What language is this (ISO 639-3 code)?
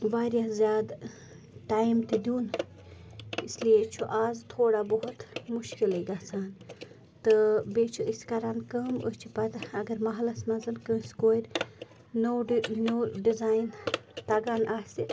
kas